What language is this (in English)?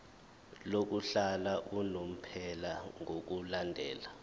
Zulu